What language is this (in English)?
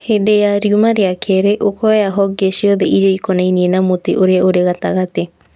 Kikuyu